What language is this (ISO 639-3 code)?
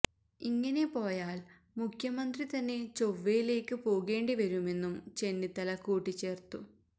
mal